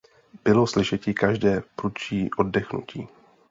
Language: Czech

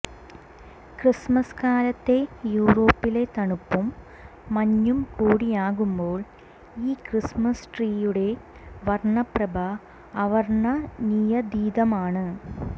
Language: Malayalam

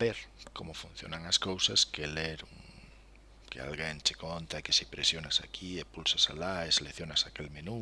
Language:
Spanish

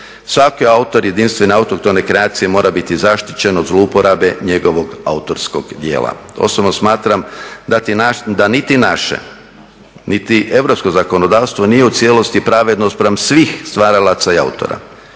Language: Croatian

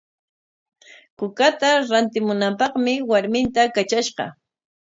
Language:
Corongo Ancash Quechua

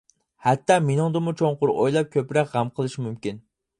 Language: Uyghur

